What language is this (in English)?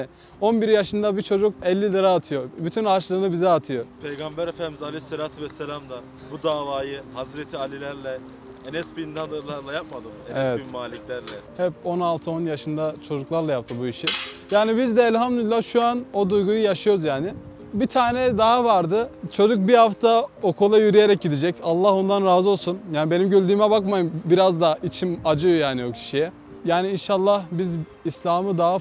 Turkish